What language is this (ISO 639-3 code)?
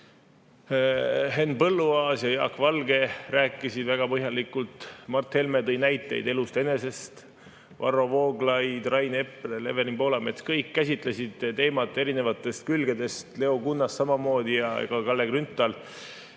est